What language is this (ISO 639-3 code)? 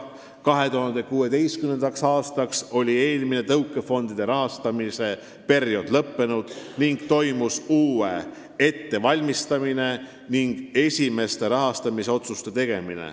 est